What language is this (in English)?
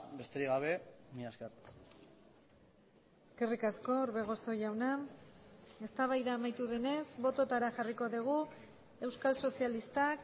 Basque